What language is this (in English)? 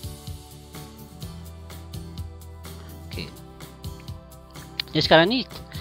Malay